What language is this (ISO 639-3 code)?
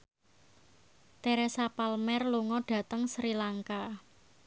jav